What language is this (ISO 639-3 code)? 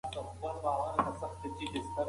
pus